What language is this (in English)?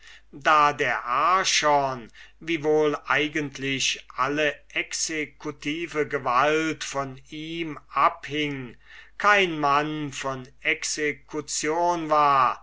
German